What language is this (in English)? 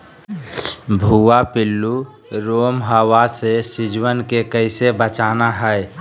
Magahi